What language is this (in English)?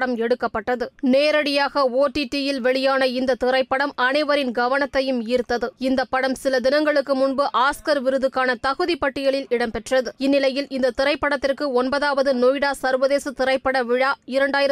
Tamil